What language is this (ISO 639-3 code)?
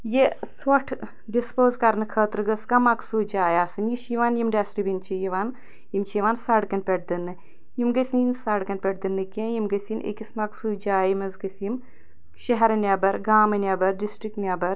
kas